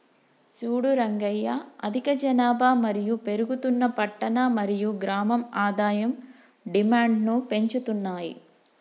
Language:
Telugu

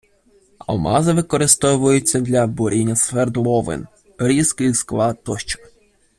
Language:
Ukrainian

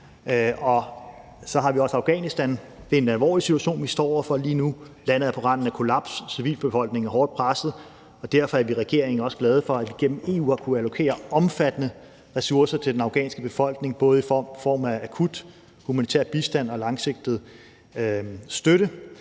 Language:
Danish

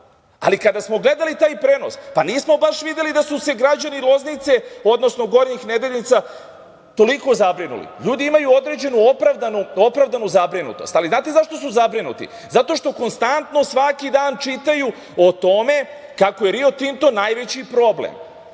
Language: Serbian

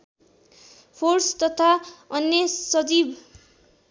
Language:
Nepali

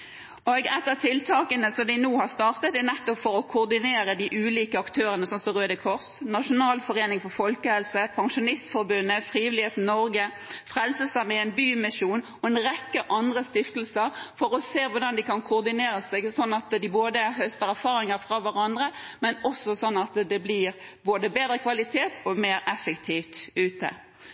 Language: Norwegian Nynorsk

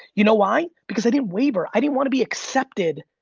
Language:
English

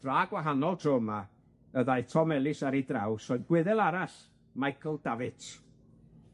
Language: Welsh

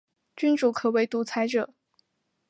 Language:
Chinese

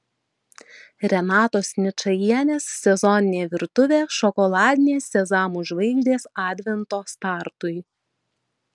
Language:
Lithuanian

